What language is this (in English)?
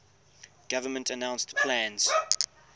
English